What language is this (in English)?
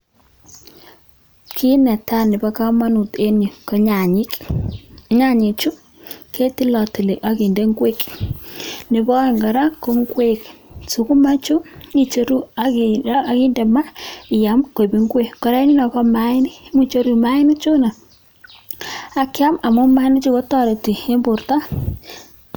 Kalenjin